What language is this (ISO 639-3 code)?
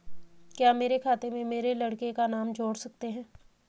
hin